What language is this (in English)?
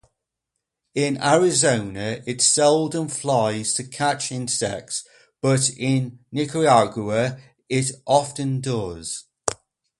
English